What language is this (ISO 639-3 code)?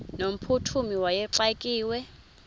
xho